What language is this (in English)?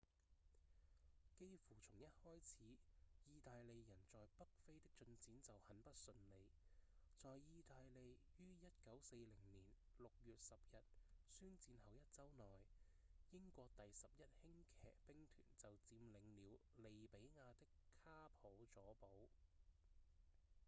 Cantonese